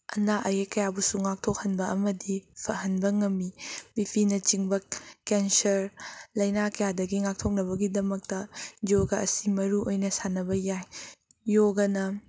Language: Manipuri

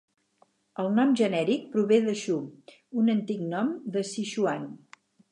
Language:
Catalan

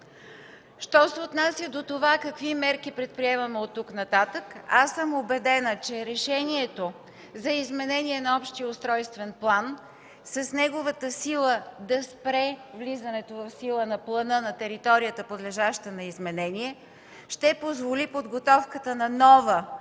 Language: Bulgarian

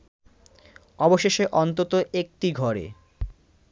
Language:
Bangla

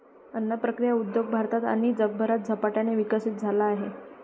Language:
Marathi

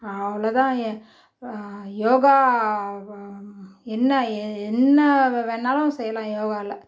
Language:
Tamil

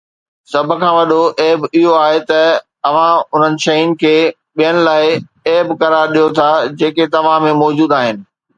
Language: Sindhi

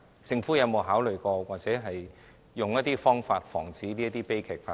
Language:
Cantonese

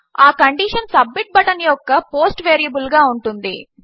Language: Telugu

